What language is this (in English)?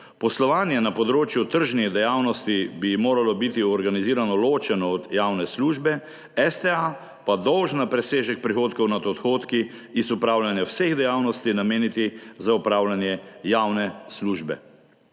Slovenian